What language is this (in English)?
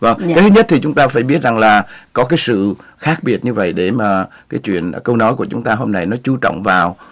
Vietnamese